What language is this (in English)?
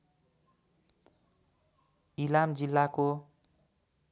Nepali